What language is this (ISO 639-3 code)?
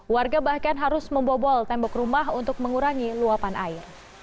ind